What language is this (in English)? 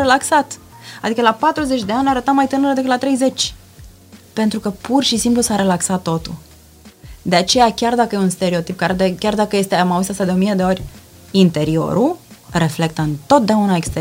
Romanian